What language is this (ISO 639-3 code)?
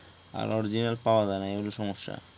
ben